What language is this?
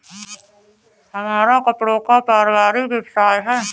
Hindi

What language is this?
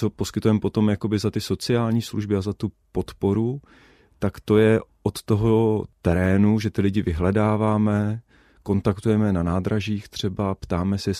Czech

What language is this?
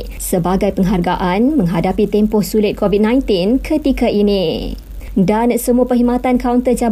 Malay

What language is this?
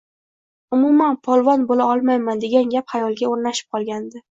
Uzbek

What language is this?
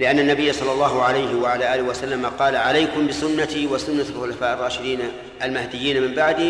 Arabic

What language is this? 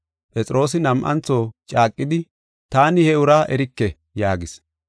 Gofa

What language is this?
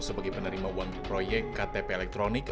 Indonesian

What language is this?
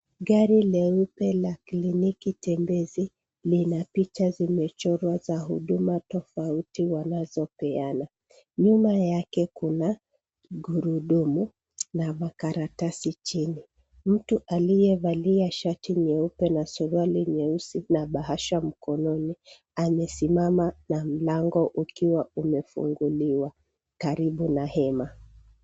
Swahili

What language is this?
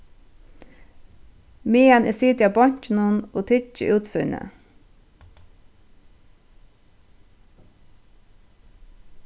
Faroese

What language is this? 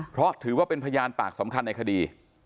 Thai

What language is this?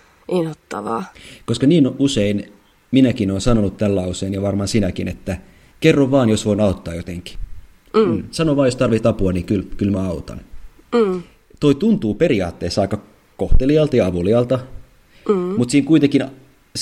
Finnish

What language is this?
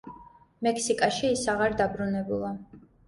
Georgian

